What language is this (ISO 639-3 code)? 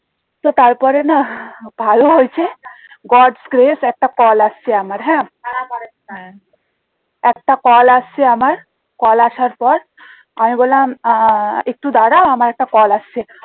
ben